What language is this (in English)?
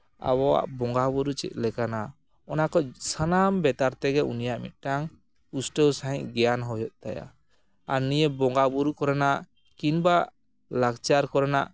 Santali